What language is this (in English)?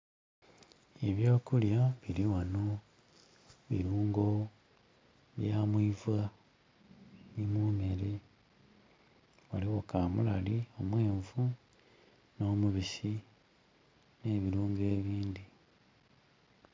Soga